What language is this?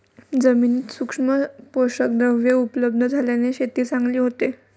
Marathi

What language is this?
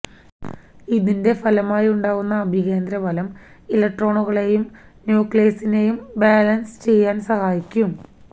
Malayalam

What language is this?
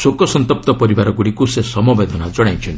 Odia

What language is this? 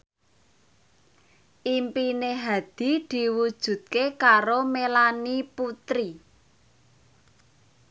Javanese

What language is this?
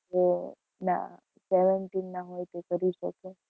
Gujarati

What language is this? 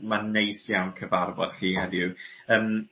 Welsh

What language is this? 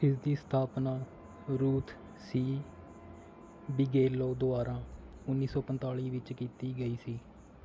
Punjabi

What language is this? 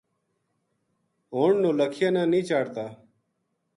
Gujari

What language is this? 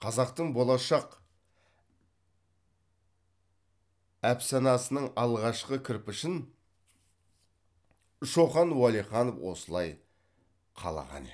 Kazakh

